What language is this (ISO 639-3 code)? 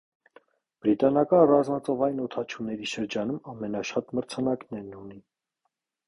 hye